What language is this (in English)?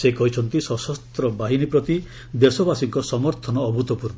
Odia